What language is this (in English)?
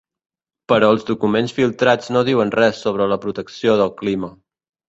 Catalan